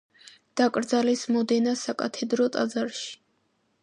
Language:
Georgian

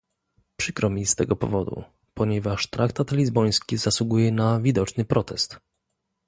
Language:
Polish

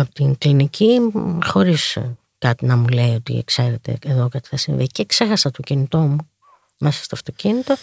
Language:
Greek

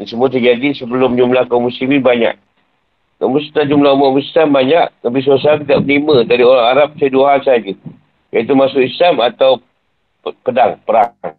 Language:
Malay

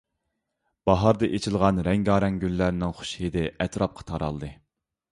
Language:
Uyghur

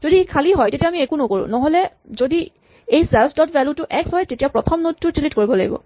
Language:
Assamese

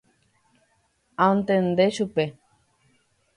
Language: Guarani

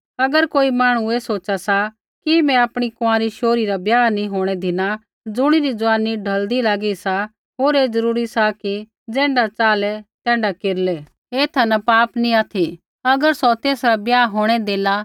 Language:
Kullu Pahari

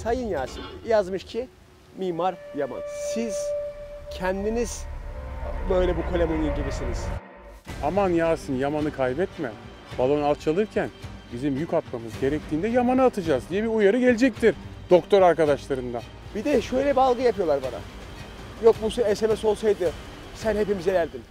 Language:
Turkish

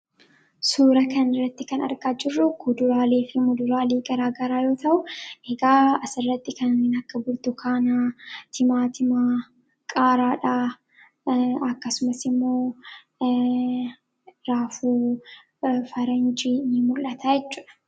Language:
Oromo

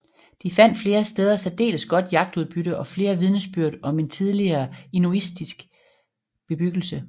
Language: Danish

